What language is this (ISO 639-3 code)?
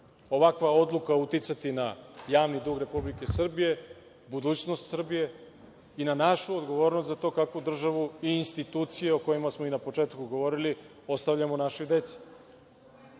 srp